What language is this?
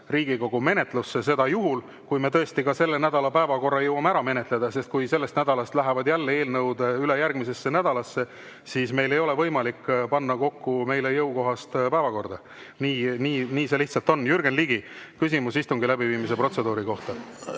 Estonian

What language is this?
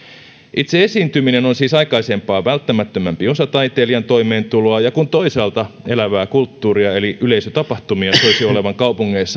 Finnish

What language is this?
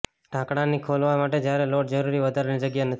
Gujarati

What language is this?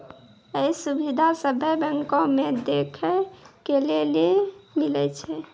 Maithili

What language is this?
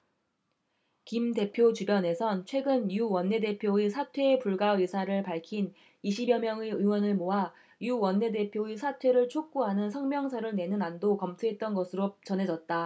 Korean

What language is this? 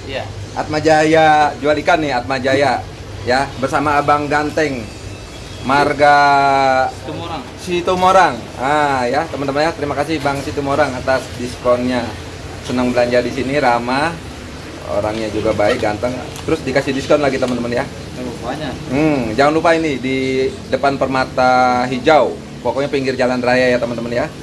Indonesian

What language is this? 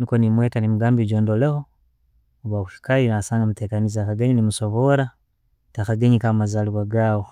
Tooro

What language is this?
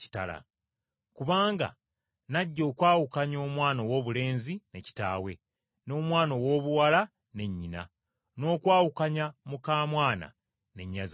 Ganda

